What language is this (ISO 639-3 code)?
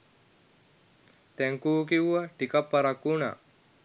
sin